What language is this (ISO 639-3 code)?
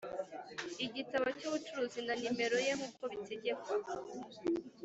kin